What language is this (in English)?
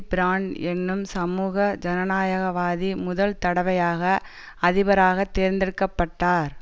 Tamil